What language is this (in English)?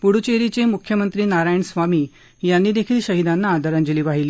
Marathi